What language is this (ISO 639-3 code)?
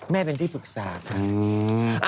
tha